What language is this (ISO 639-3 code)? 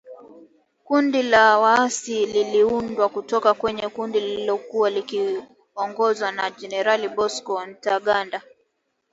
swa